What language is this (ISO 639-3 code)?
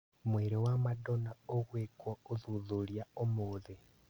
kik